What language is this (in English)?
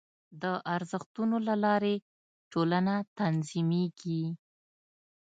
Pashto